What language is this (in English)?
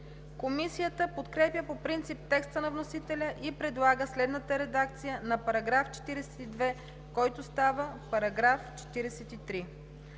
Bulgarian